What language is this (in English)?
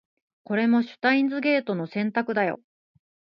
Japanese